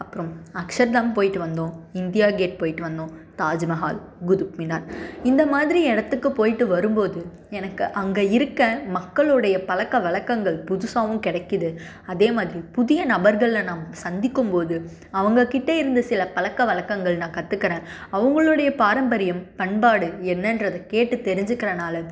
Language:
Tamil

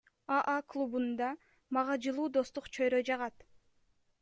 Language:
Kyrgyz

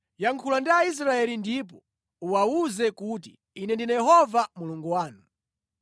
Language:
Nyanja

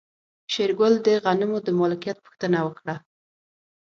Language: Pashto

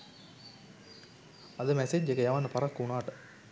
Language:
Sinhala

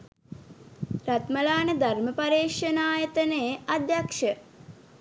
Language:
Sinhala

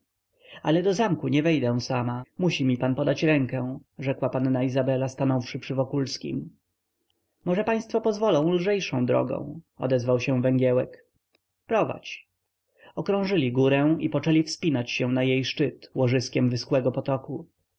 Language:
Polish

